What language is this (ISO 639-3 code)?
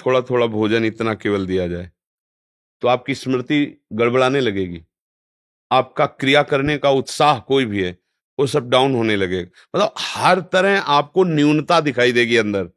hin